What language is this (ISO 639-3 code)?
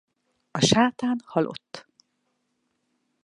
hun